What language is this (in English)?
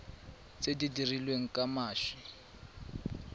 Tswana